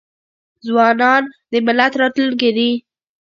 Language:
Pashto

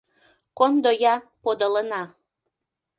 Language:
Mari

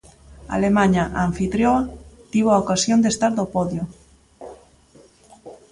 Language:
Galician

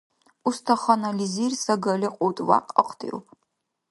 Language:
Dargwa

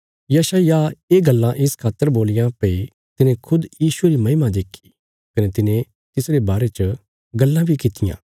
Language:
Bilaspuri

